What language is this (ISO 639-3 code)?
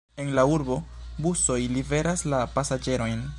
epo